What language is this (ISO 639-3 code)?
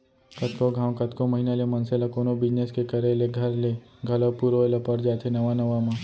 hne